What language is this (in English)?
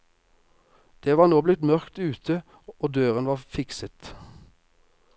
Norwegian